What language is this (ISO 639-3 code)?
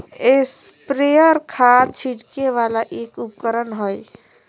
mag